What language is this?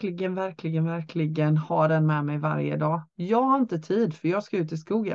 Swedish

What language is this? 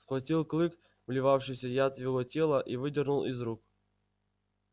Russian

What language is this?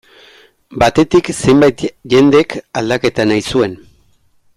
Basque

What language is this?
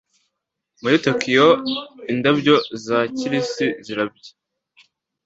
Kinyarwanda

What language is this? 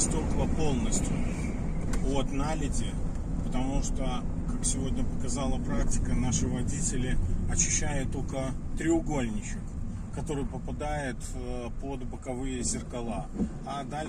Russian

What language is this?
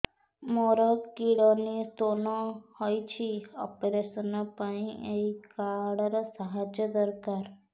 Odia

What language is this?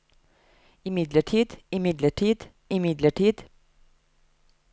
Norwegian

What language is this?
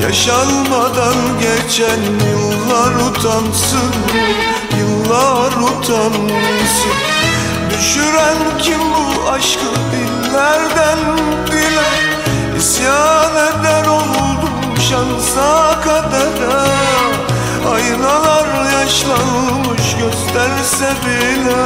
Turkish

